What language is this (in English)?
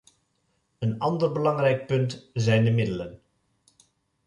Dutch